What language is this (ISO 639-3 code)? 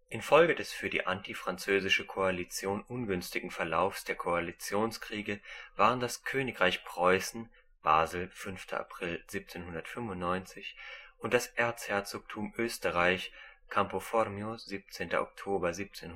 deu